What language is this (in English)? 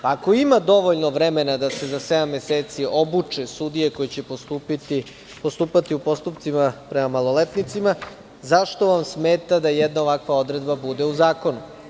Serbian